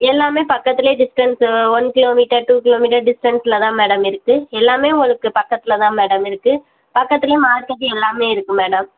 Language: Tamil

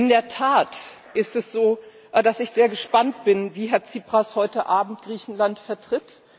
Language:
German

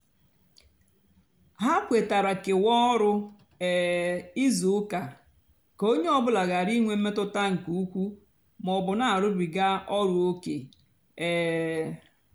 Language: Igbo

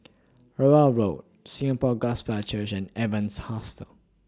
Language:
English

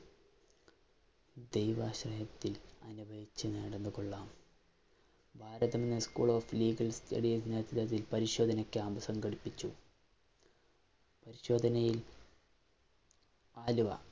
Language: Malayalam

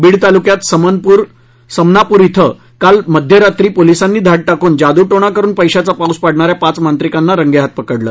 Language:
Marathi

